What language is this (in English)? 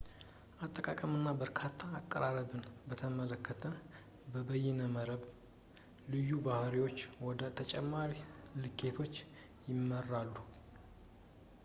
Amharic